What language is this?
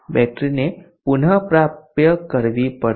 Gujarati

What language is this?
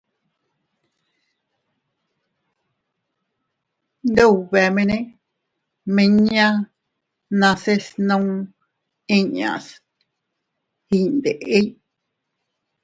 Teutila Cuicatec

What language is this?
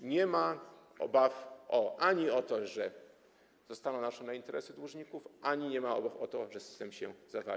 Polish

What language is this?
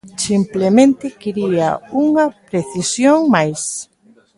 Galician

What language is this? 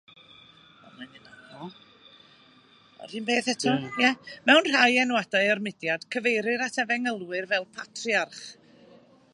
Welsh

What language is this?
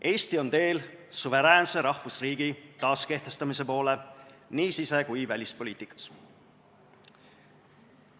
Estonian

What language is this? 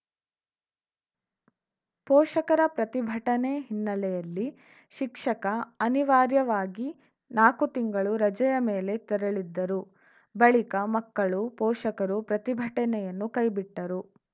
Kannada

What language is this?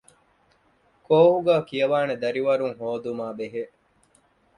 Divehi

